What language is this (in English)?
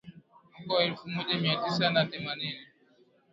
Swahili